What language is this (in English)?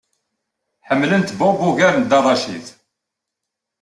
Kabyle